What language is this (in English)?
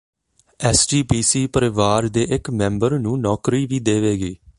Punjabi